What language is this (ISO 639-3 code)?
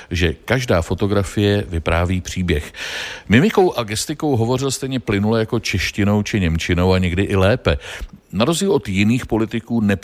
ces